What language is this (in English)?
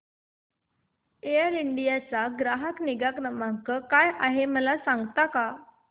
Marathi